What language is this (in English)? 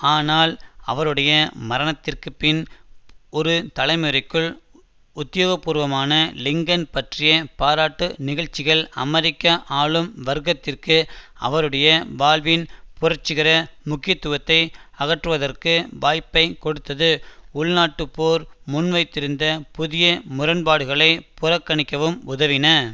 Tamil